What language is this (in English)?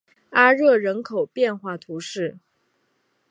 Chinese